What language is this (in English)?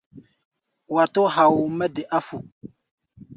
Gbaya